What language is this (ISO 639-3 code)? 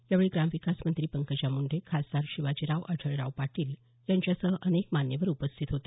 mar